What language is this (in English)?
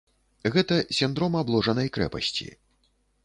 Belarusian